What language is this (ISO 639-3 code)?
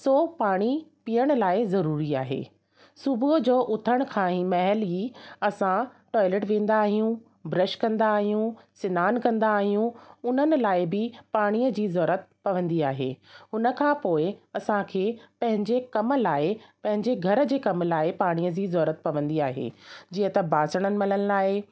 snd